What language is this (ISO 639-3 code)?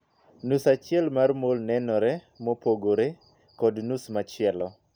luo